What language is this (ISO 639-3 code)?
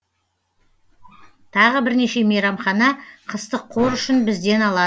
kaz